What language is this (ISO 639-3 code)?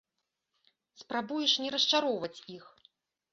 bel